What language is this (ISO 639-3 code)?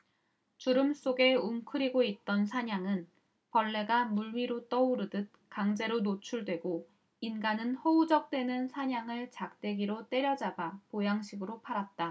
kor